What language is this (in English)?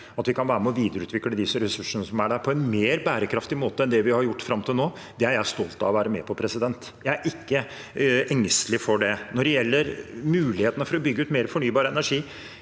Norwegian